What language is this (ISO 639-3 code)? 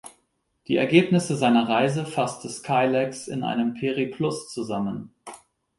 deu